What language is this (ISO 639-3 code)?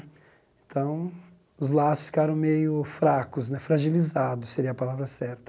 por